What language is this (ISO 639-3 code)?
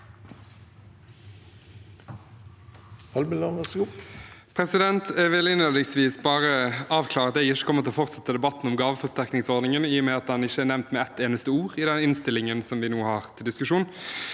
nor